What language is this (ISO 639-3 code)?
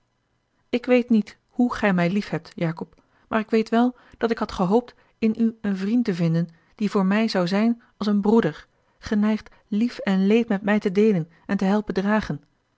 nld